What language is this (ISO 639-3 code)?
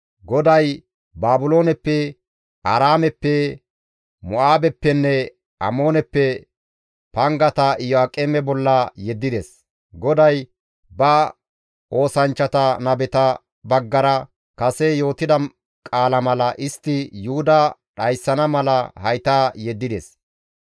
gmv